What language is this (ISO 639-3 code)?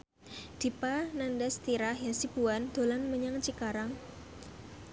jav